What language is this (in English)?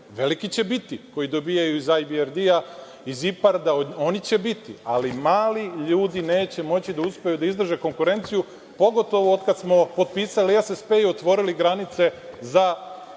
Serbian